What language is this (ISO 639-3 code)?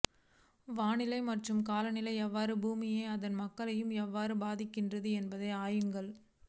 tam